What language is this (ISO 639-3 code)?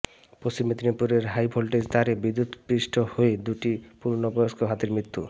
ben